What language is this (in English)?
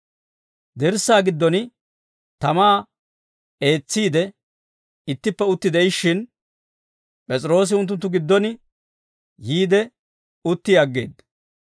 Dawro